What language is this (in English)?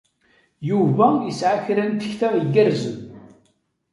Kabyle